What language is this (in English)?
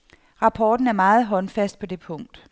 Danish